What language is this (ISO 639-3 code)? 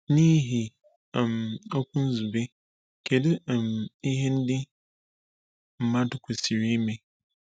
ibo